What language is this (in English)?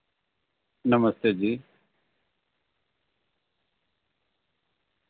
Dogri